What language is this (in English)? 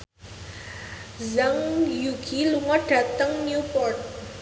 Javanese